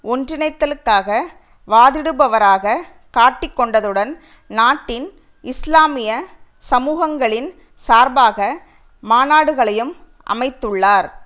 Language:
Tamil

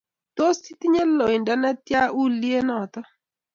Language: Kalenjin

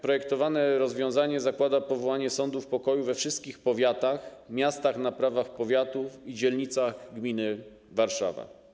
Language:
Polish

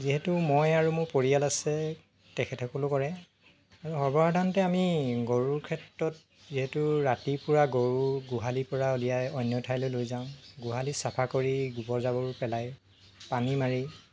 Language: Assamese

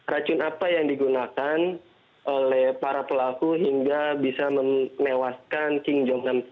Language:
Indonesian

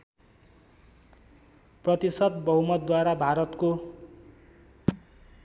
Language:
Nepali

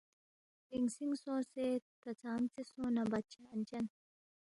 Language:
Balti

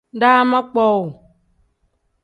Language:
Tem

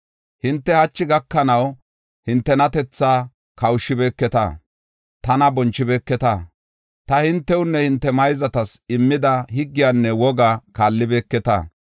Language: Gofa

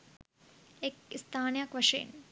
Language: Sinhala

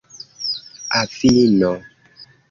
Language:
Esperanto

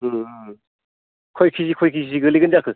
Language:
Bodo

